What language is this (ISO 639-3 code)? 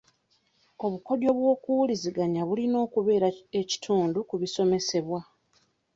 lug